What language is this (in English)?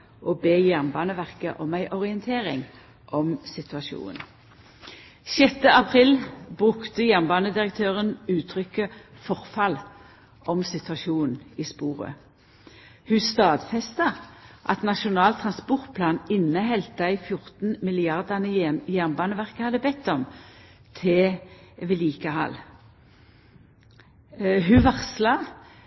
Norwegian Nynorsk